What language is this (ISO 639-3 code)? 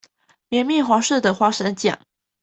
zho